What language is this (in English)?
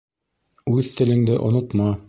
Bashkir